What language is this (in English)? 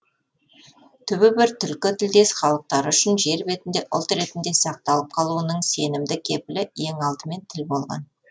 Kazakh